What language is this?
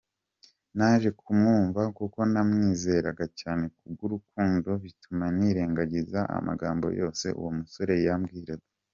Kinyarwanda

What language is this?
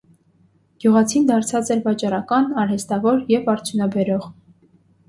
Armenian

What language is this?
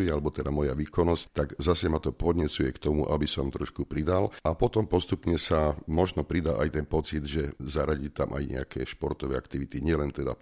Slovak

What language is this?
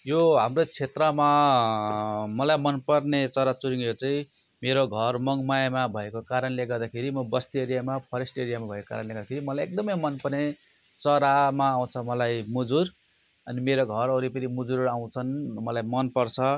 Nepali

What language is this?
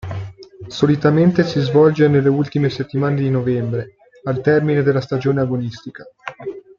Italian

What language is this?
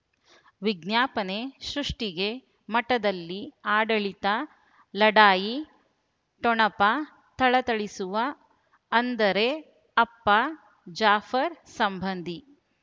Kannada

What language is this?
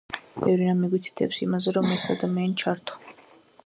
Georgian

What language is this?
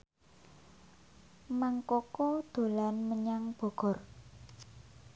Javanese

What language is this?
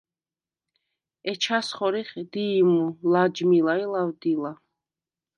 Svan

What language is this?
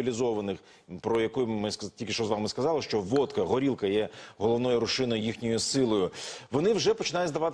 Ukrainian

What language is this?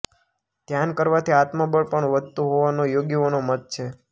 Gujarati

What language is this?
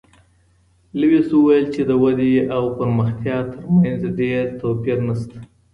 Pashto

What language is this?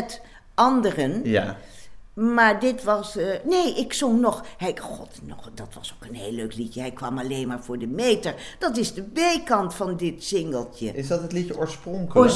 Dutch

